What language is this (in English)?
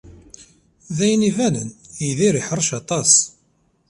Kabyle